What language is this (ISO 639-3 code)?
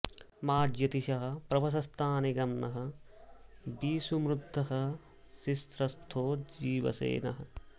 san